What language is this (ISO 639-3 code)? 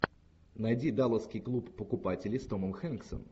rus